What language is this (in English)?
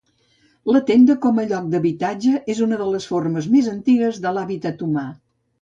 Catalan